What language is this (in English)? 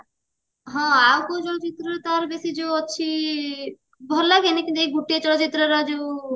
Odia